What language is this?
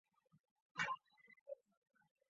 Chinese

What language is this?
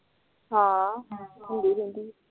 Punjabi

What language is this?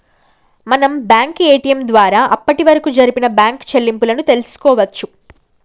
Telugu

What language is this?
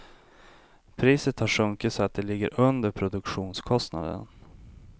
Swedish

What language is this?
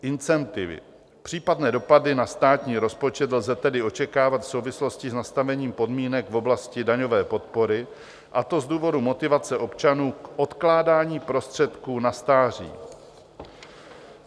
Czech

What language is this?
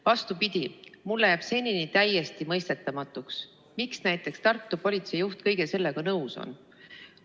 Estonian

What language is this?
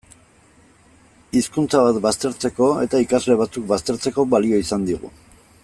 Basque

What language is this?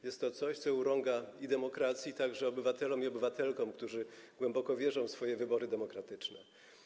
Polish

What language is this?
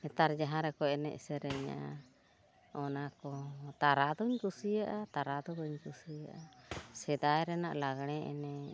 Santali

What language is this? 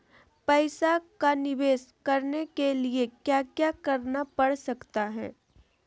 Magahi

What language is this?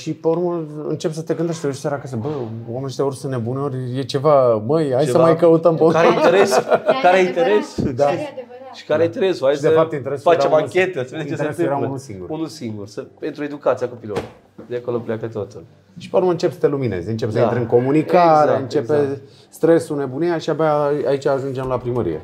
Romanian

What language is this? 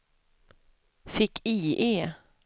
Swedish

